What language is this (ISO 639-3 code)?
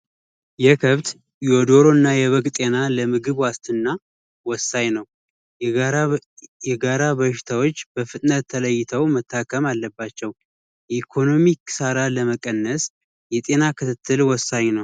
amh